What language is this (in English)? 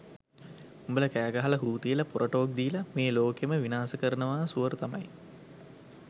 Sinhala